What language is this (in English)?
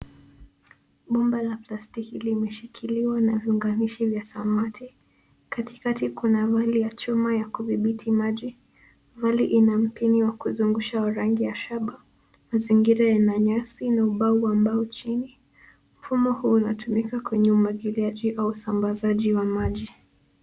Swahili